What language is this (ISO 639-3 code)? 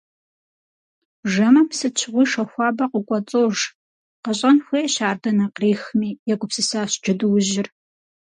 kbd